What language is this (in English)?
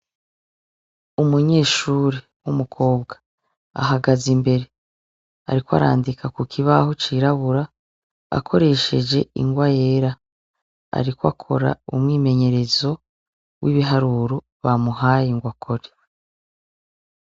Rundi